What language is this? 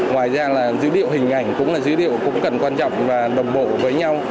Vietnamese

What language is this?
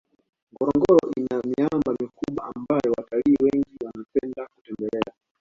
Swahili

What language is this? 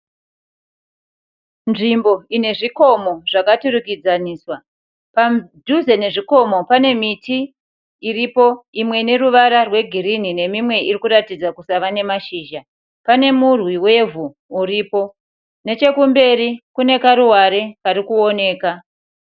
Shona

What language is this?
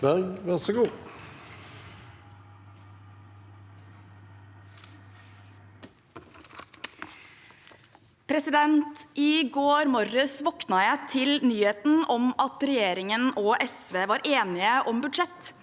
Norwegian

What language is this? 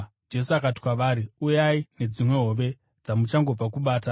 Shona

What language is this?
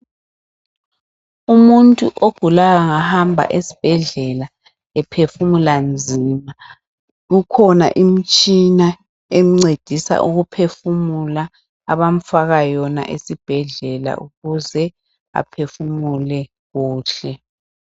North Ndebele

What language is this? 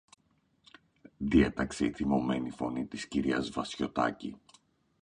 Greek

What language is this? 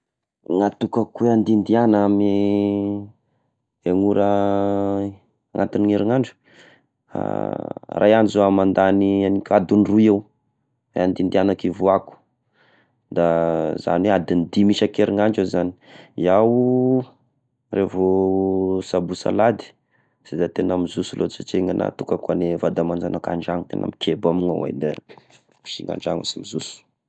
Tesaka Malagasy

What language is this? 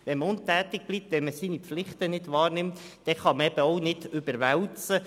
Swiss German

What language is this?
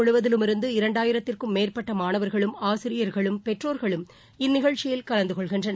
Tamil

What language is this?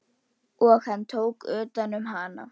Icelandic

